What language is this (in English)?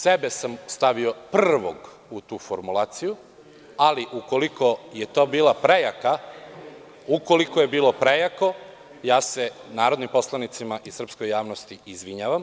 Serbian